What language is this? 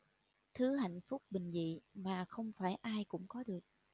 Vietnamese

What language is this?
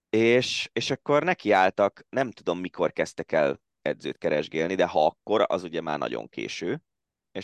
Hungarian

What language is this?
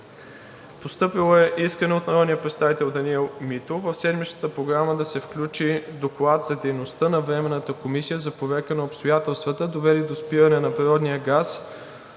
Bulgarian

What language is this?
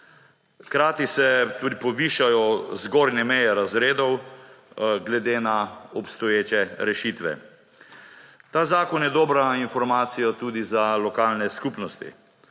Slovenian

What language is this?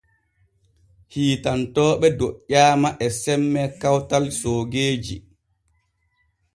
Borgu Fulfulde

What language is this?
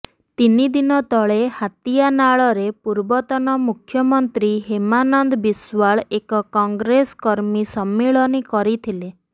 Odia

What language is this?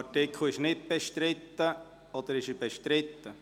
Swiss German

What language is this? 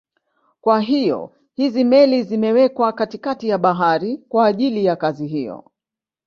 Swahili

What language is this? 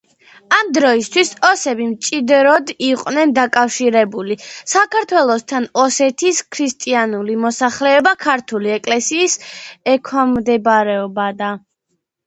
Georgian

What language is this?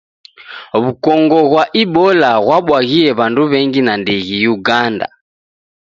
Taita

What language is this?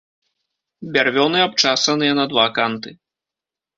Belarusian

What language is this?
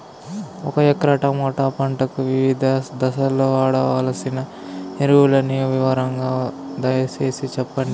Telugu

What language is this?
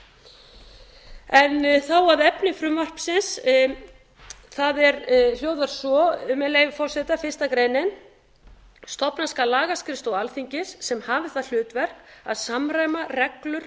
Icelandic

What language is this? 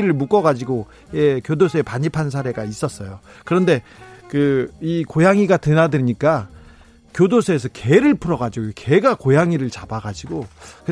Korean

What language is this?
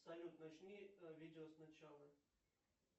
Russian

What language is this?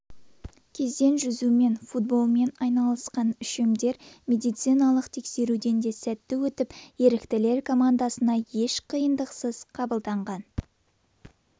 Kazakh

